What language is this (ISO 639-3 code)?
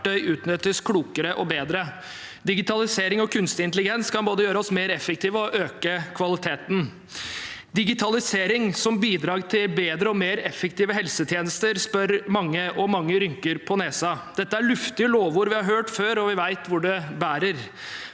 nor